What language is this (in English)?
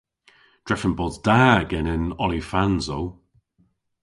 Cornish